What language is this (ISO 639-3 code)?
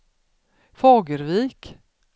swe